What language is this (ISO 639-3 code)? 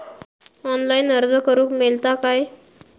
mar